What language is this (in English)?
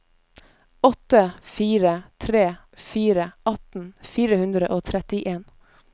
Norwegian